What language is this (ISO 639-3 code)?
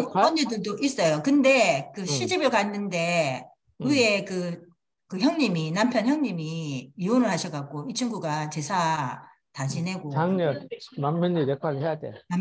kor